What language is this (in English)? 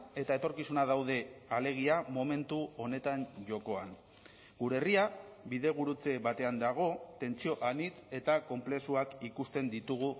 Basque